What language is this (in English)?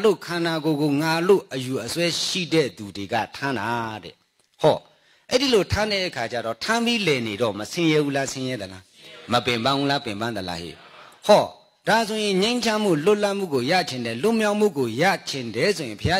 English